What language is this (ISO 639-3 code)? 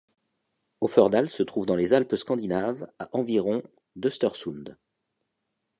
fra